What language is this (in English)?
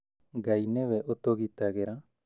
Kikuyu